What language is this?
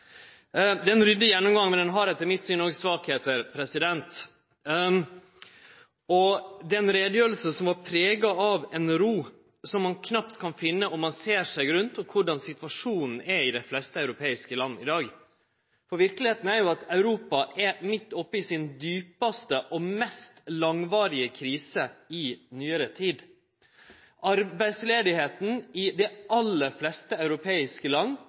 Norwegian Nynorsk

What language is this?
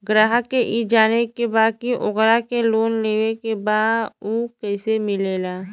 Bhojpuri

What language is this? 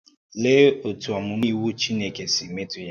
Igbo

